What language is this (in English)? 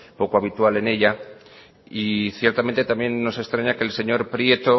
Spanish